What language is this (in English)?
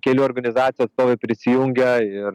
Lithuanian